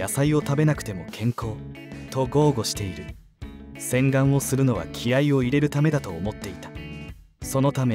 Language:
Japanese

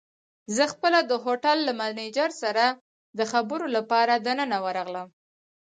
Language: Pashto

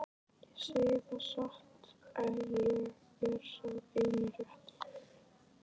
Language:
Icelandic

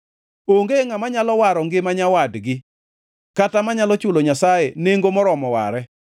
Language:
Luo (Kenya and Tanzania)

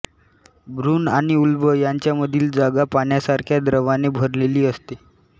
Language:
Marathi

